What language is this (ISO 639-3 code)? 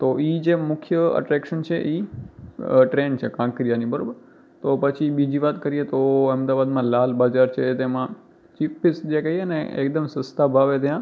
guj